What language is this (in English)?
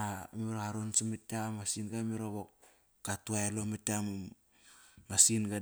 Kairak